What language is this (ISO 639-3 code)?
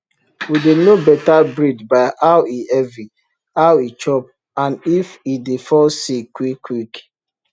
pcm